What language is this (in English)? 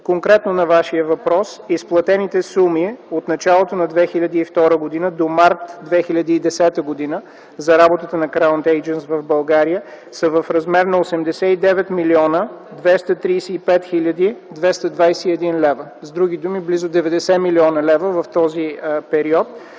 Bulgarian